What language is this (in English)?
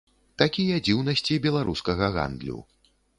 Belarusian